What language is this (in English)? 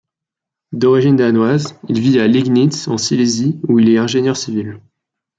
French